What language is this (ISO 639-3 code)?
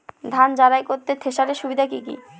ben